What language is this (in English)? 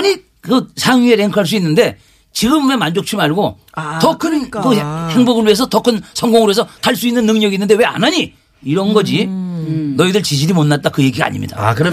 Korean